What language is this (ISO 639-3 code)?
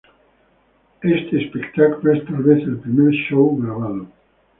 spa